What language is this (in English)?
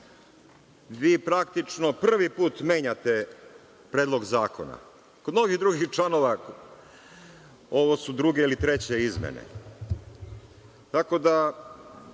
Serbian